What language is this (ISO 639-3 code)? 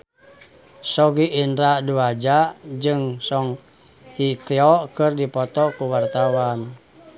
sun